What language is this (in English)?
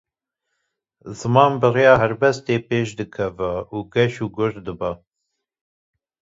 Kurdish